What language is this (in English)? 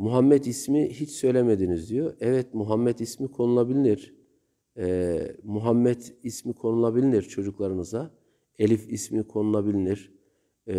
Turkish